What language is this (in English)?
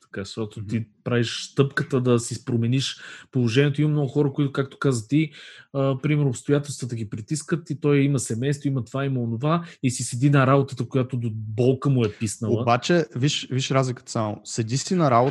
Bulgarian